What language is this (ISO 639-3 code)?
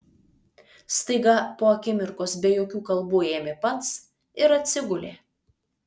lit